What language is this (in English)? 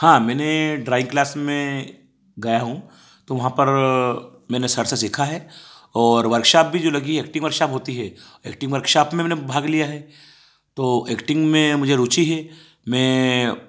Hindi